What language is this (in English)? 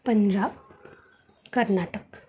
Marathi